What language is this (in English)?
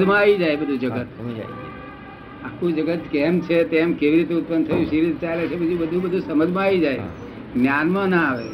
Gujarati